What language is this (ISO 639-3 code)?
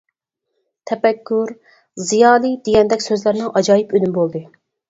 uig